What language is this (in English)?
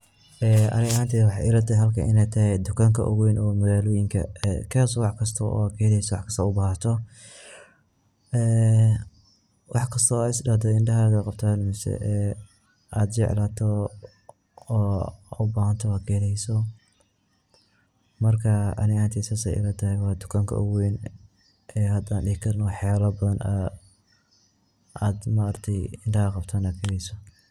Somali